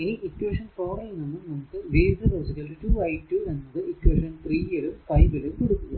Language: Malayalam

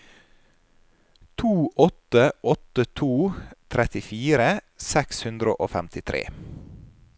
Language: Norwegian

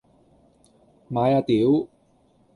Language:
Cantonese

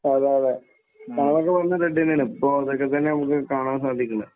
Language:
Malayalam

